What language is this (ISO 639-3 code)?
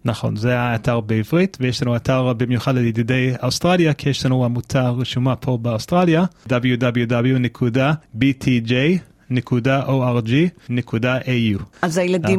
heb